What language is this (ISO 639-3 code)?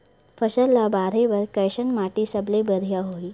hne